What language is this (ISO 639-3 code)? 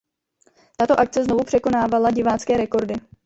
ces